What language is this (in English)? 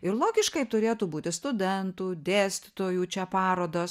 Lithuanian